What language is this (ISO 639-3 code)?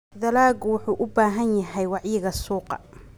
som